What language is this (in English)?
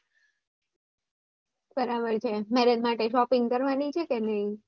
Gujarati